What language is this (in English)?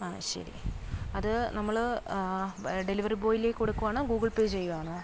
Malayalam